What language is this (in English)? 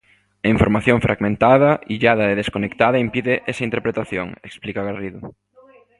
Galician